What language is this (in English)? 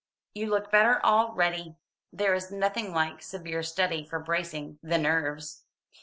English